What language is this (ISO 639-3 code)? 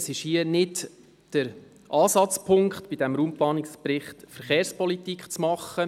gsw